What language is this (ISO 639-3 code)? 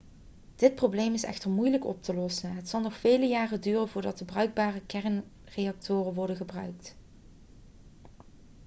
nld